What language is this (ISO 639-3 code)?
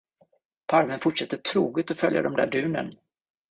swe